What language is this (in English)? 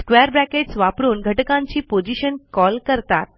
Marathi